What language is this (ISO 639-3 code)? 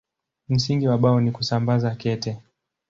swa